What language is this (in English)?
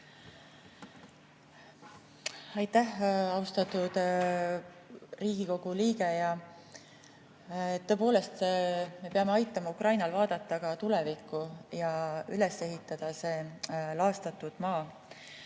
Estonian